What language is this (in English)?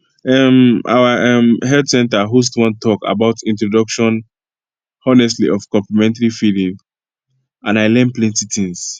Nigerian Pidgin